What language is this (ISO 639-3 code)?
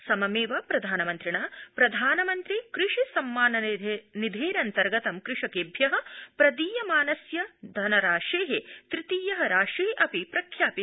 san